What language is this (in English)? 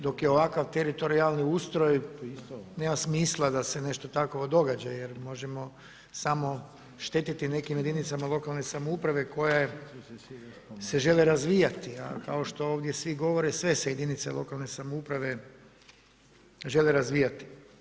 Croatian